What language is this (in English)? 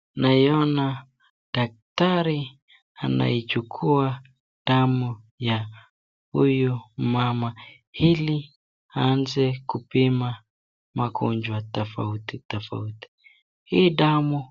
Swahili